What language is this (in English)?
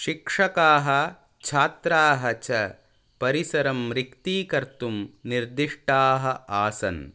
Sanskrit